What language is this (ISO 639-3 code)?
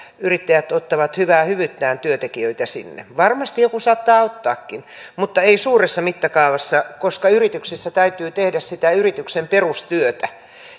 fin